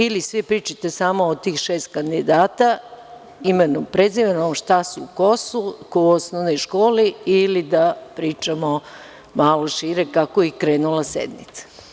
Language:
Serbian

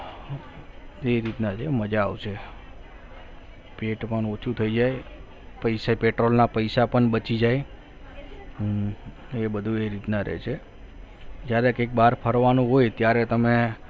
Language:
Gujarati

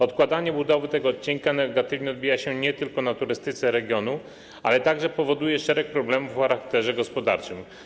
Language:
Polish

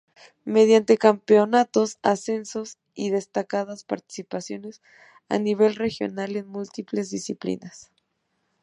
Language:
Spanish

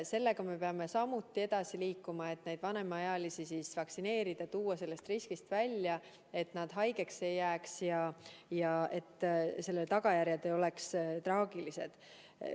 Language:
Estonian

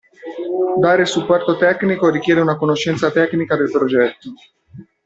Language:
Italian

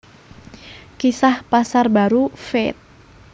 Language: Javanese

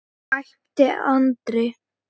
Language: Icelandic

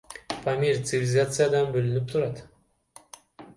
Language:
Kyrgyz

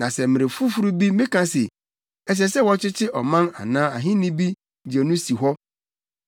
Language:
Akan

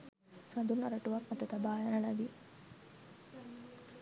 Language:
Sinhala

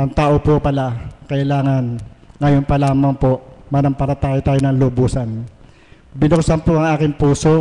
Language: Filipino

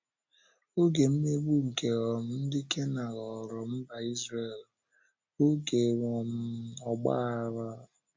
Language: Igbo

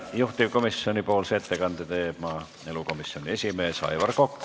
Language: Estonian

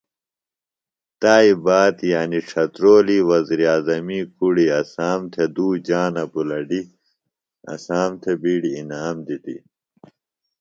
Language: Phalura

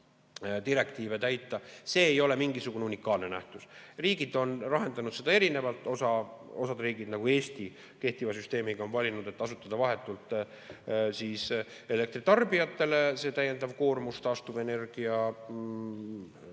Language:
Estonian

